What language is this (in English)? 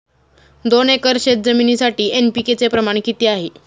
Marathi